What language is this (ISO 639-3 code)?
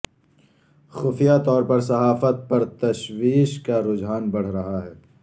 urd